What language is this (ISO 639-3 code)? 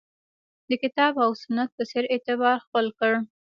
pus